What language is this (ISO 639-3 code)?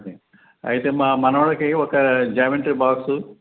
tel